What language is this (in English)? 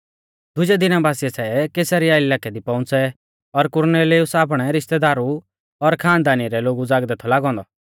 Mahasu Pahari